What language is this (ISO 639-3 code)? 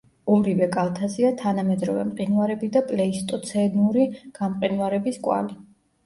kat